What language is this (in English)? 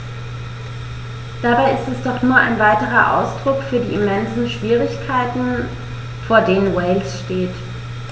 German